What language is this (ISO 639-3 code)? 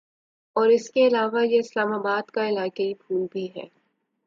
urd